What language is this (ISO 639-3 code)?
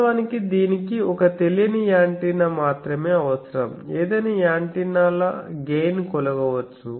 tel